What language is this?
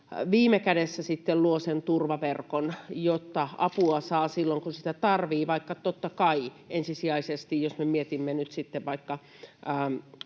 Finnish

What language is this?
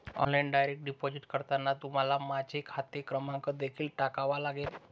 Marathi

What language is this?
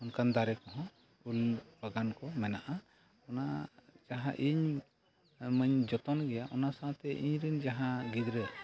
Santali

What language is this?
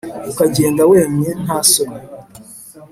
Kinyarwanda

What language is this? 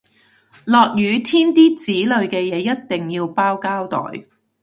Cantonese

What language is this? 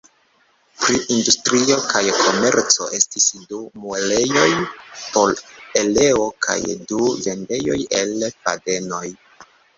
Esperanto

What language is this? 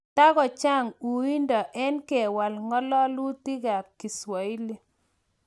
Kalenjin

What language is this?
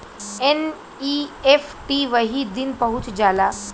Bhojpuri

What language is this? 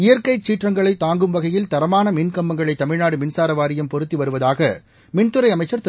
Tamil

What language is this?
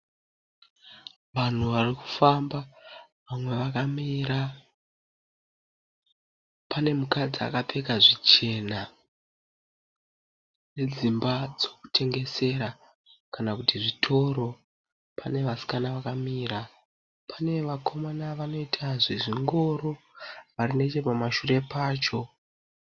Shona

